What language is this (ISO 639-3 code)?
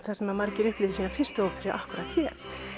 isl